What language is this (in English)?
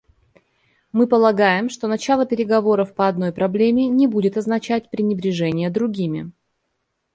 Russian